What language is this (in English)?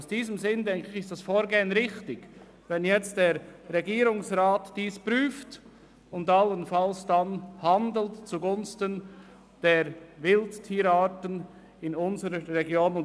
Swiss German